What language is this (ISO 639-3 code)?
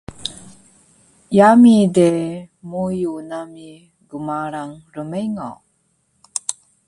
trv